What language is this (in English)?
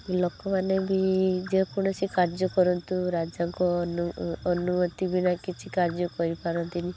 Odia